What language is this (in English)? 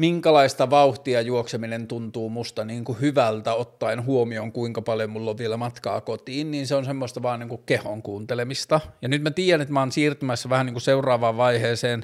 Finnish